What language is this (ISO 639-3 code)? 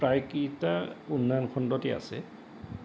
asm